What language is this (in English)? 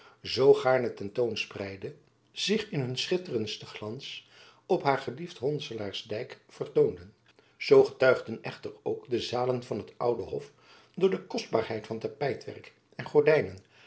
Dutch